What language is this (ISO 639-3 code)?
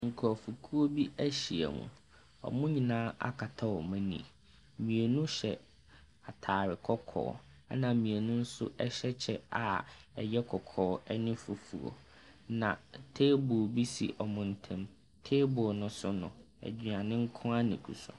aka